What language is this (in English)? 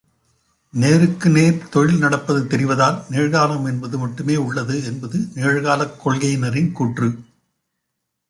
Tamil